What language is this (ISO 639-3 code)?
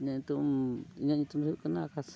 sat